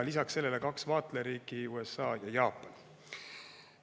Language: Estonian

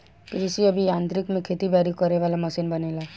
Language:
Bhojpuri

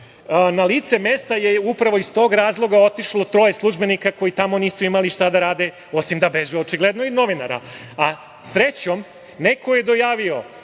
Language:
Serbian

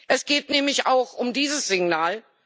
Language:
German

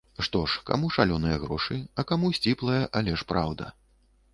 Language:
Belarusian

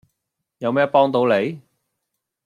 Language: Cantonese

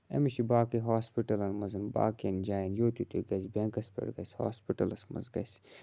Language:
Kashmiri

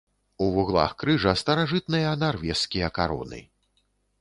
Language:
Belarusian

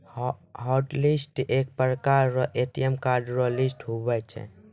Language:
Maithili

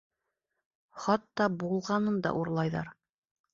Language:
Bashkir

